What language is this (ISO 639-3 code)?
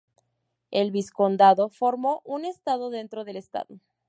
spa